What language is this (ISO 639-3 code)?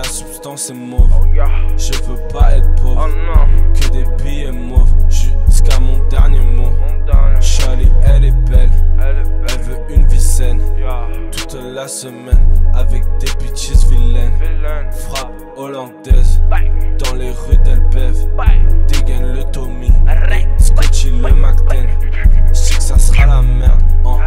pol